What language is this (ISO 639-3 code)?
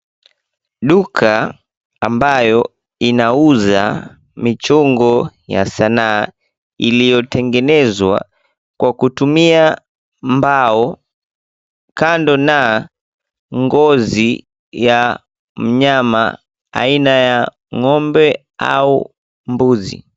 swa